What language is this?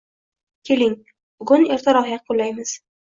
Uzbek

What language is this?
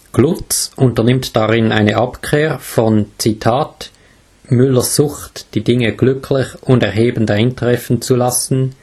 German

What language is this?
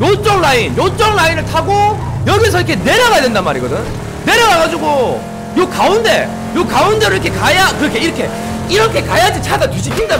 Korean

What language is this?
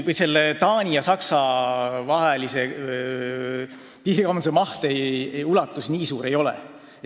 Estonian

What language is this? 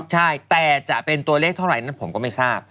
Thai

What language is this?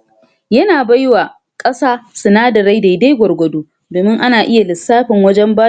Hausa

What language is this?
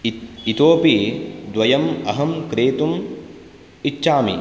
Sanskrit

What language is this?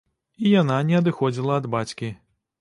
Belarusian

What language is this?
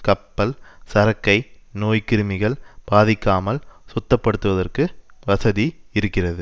Tamil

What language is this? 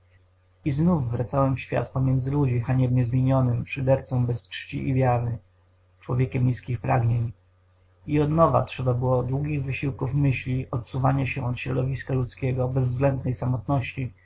Polish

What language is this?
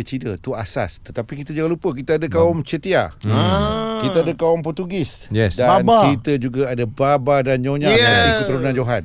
Malay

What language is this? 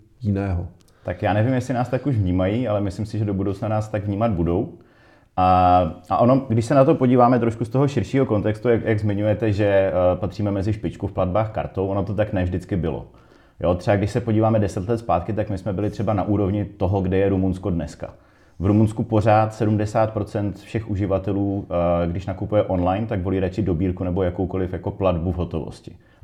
Czech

